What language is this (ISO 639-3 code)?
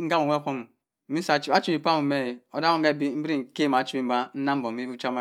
mfn